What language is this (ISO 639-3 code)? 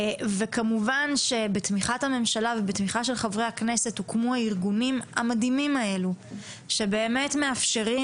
heb